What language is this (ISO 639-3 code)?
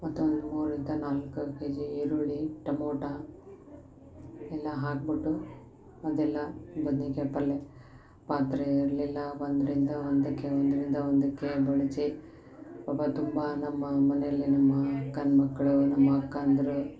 kan